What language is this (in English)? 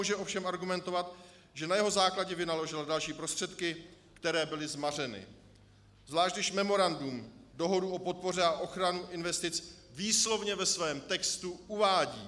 Czech